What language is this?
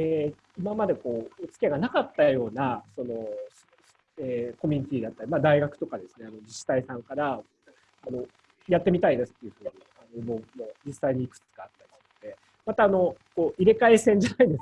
Japanese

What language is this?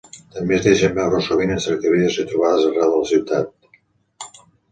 Catalan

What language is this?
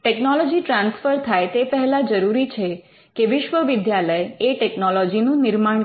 Gujarati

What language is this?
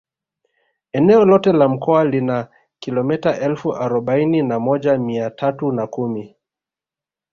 Swahili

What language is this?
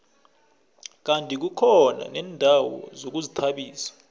South Ndebele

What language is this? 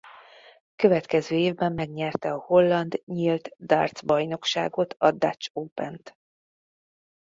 Hungarian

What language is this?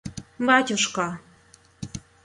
Russian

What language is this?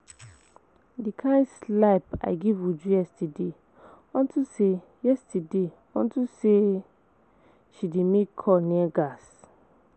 Nigerian Pidgin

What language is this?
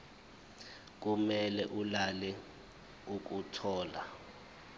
Zulu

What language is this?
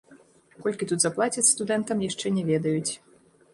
Belarusian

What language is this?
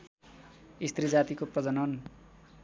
Nepali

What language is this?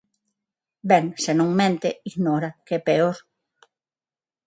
Galician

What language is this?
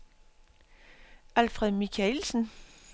Danish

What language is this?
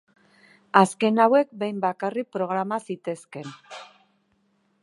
Basque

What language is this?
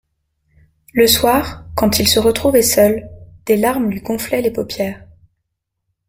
French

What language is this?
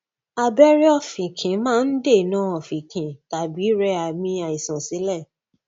Yoruba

